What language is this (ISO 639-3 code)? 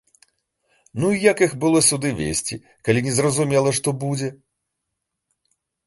bel